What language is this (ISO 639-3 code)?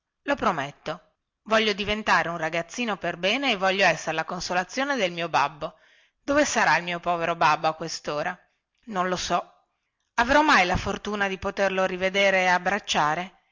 ita